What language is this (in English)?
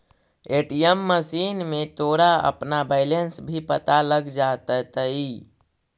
Magahi